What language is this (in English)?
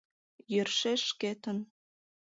Mari